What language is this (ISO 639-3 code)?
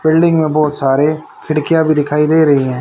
hin